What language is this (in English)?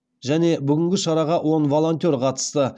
Kazakh